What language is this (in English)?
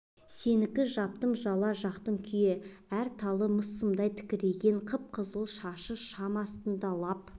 Kazakh